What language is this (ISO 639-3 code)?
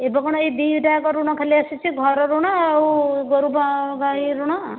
ori